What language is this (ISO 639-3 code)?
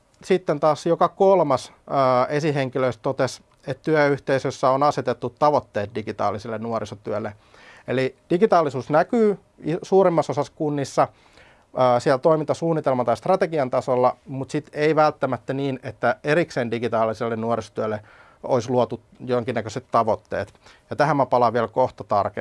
fin